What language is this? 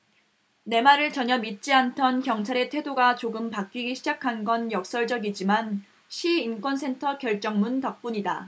Korean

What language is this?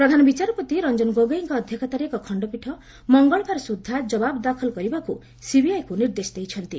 Odia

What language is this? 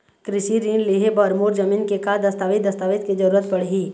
Chhattisgarhi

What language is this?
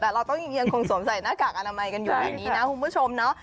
Thai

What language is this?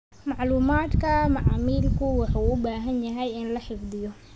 Somali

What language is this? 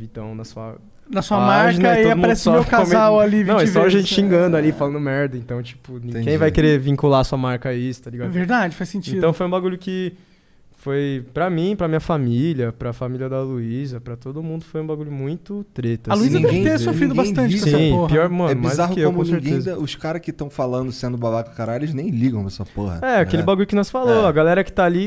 Portuguese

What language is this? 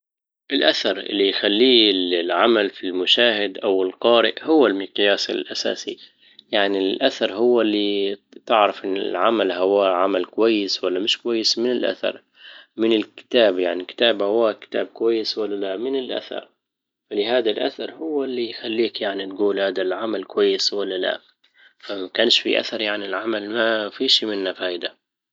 Libyan Arabic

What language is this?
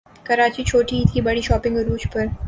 Urdu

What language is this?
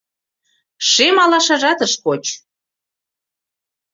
Mari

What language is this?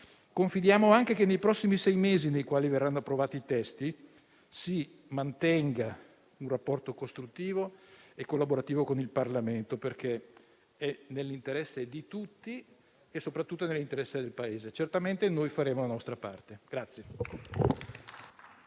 Italian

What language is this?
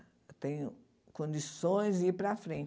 Portuguese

